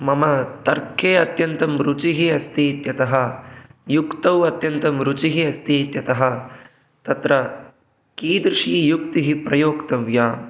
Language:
Sanskrit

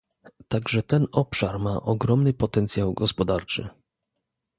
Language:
Polish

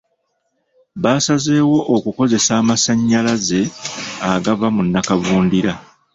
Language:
Ganda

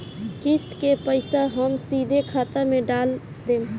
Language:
Bhojpuri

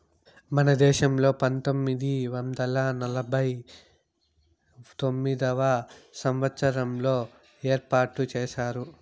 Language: Telugu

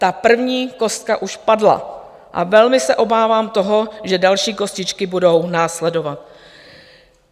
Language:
Czech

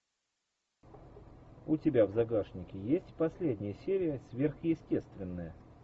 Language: Russian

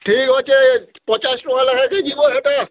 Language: Odia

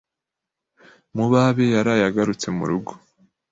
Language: Kinyarwanda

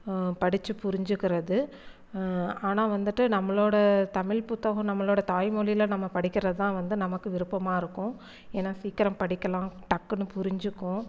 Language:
Tamil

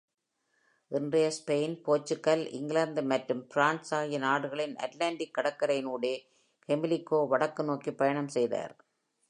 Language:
Tamil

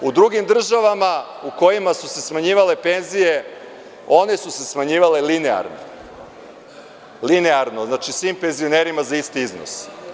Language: Serbian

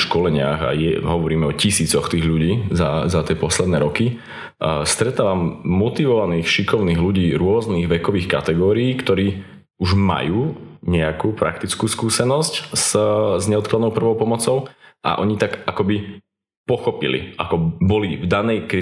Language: Slovak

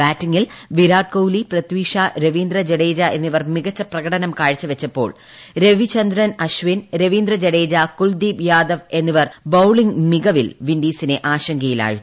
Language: Malayalam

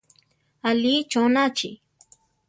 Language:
Central Tarahumara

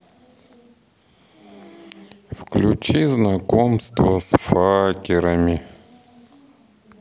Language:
Russian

